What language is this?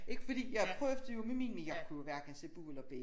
Danish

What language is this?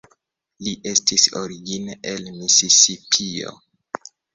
Esperanto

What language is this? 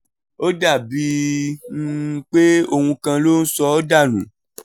Yoruba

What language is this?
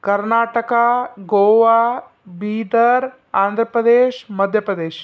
Kannada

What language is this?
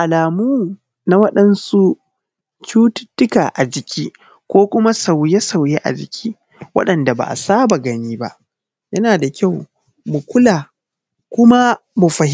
Hausa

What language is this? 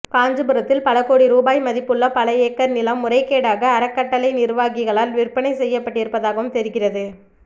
Tamil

